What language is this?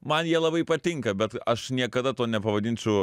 Lithuanian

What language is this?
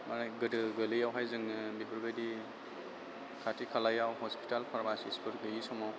Bodo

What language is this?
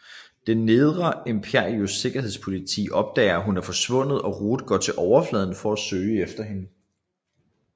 Danish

